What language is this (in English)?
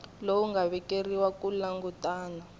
Tsonga